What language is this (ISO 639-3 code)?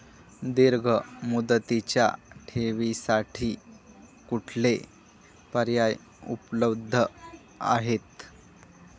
mar